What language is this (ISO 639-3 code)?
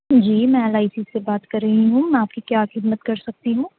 urd